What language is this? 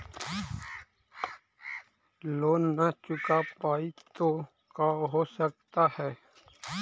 Magahi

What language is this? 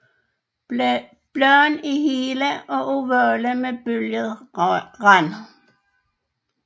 Danish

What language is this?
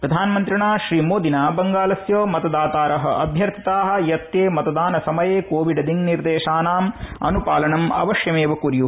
Sanskrit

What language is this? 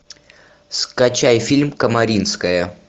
Russian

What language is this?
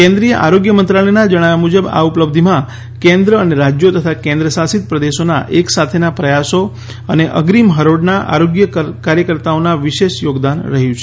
Gujarati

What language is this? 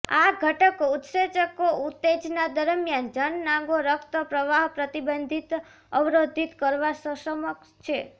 Gujarati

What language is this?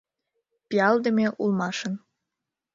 Mari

